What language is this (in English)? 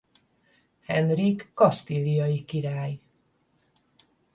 Hungarian